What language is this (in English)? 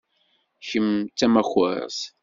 Kabyle